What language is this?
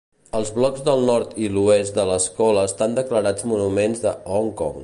Catalan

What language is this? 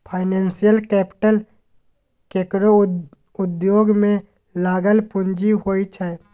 Maithili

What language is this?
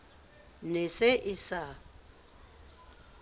Southern Sotho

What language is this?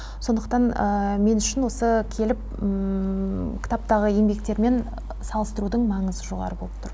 Kazakh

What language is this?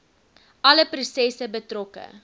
Afrikaans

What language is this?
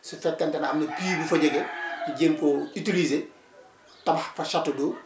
Wolof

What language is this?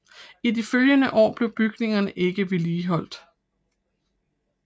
Danish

